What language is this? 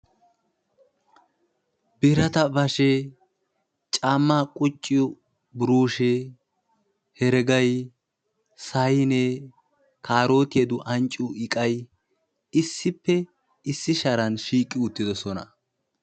Wolaytta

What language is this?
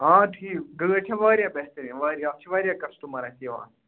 Kashmiri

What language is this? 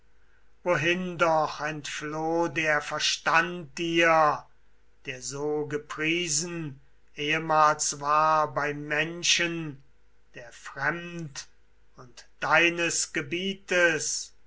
German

